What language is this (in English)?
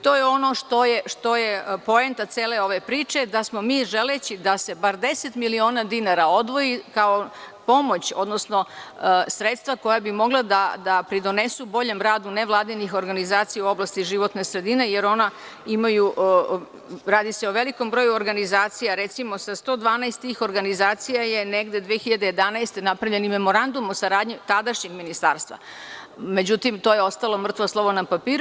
Serbian